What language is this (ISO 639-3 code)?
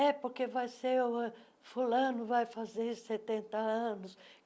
por